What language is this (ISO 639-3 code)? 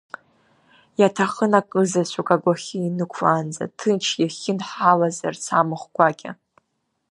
abk